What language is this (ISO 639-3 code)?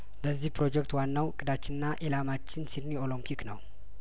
amh